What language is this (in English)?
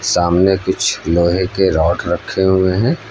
Hindi